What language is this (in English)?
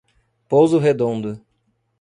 Portuguese